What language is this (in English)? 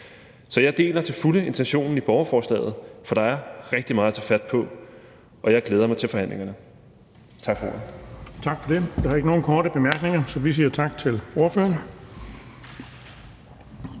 Danish